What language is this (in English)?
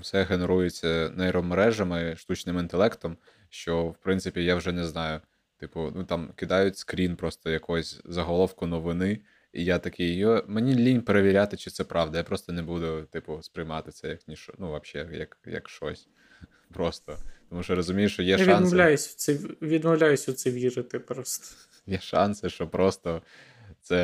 Ukrainian